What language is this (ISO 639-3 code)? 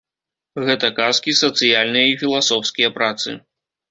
bel